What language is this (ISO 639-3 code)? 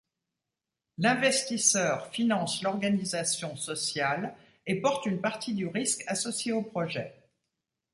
fra